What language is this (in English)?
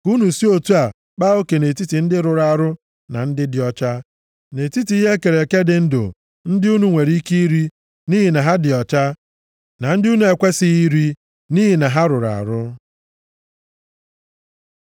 Igbo